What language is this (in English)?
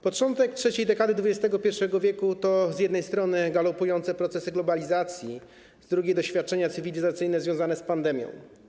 Polish